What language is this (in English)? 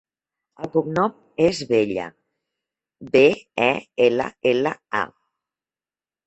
Catalan